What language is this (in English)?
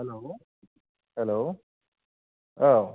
Bodo